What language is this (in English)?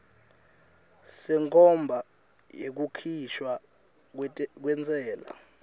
Swati